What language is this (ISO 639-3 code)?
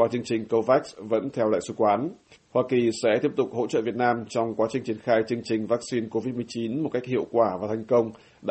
vie